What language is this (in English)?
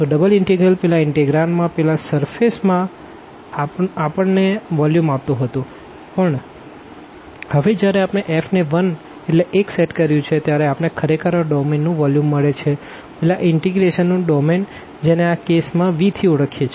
Gujarati